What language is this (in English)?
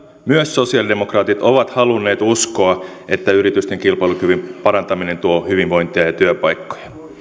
Finnish